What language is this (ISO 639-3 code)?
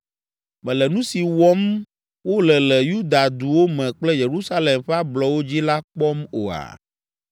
ewe